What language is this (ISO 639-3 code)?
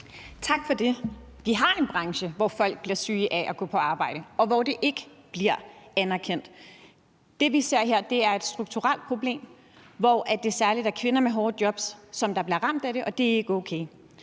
dan